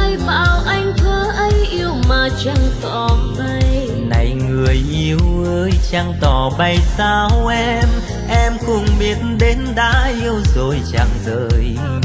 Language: Vietnamese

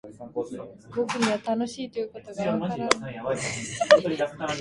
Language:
Japanese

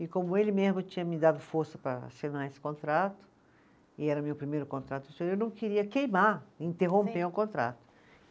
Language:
Portuguese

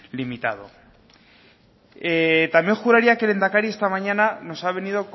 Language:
Spanish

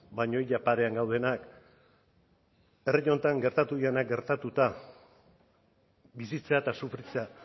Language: Basque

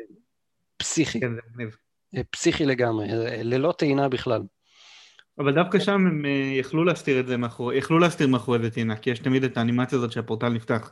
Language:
Hebrew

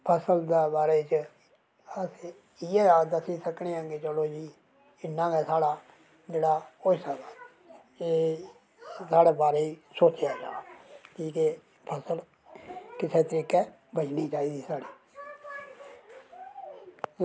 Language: Dogri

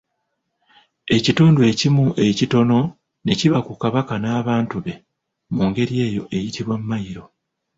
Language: Ganda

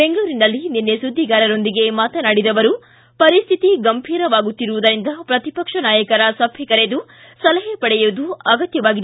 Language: Kannada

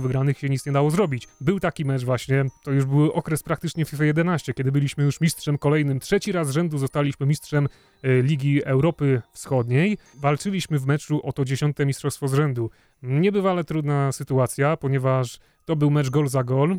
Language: Polish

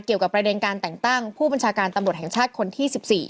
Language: Thai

